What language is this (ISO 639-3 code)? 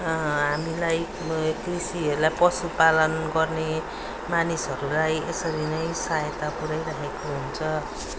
nep